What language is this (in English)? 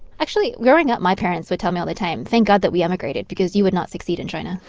English